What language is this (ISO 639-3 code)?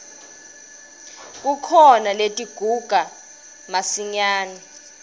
ssw